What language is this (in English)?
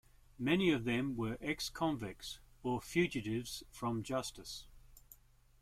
English